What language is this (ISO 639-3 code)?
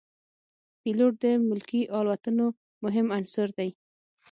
pus